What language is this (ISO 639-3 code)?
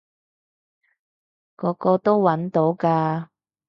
yue